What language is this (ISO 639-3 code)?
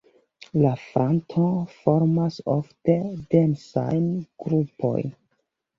epo